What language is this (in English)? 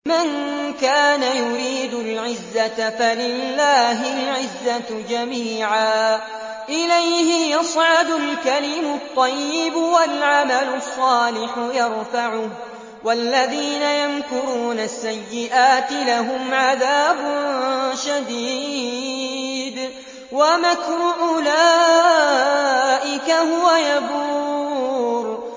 Arabic